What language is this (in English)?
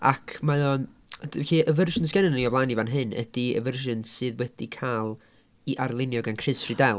Welsh